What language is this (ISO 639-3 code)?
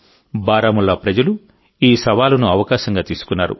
tel